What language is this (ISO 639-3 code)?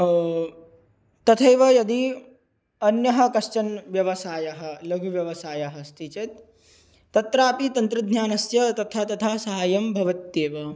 san